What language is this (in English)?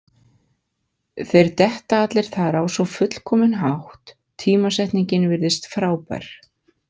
Icelandic